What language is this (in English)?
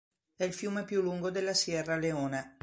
Italian